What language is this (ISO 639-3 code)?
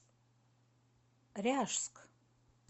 rus